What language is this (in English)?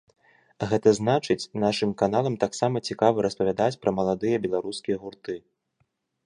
Belarusian